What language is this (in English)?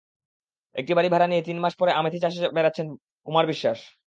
Bangla